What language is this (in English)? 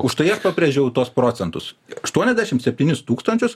Lithuanian